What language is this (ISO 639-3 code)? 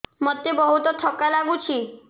ori